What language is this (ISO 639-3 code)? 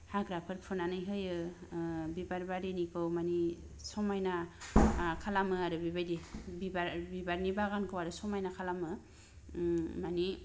brx